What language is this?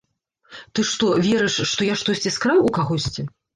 Belarusian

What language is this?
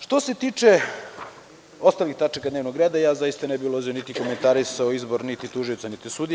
Serbian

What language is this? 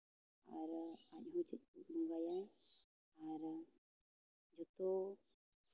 Santali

